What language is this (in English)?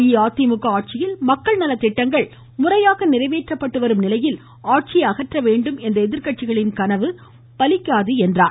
Tamil